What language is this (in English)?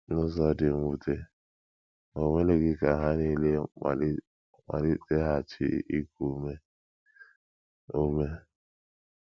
Igbo